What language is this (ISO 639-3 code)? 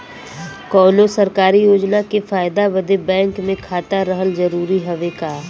bho